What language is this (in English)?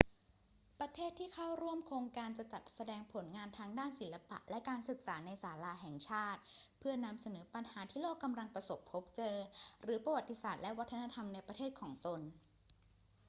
Thai